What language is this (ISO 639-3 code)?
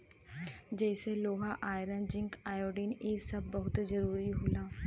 bho